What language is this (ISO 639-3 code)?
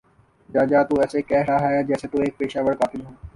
urd